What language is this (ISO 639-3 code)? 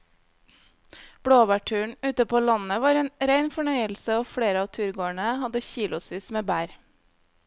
nor